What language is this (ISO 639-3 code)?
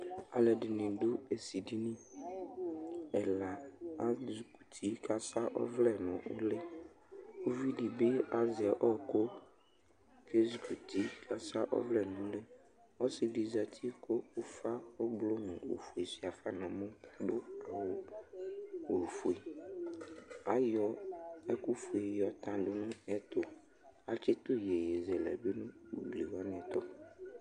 kpo